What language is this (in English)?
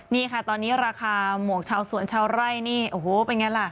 Thai